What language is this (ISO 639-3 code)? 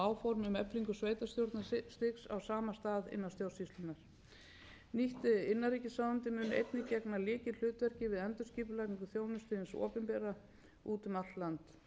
isl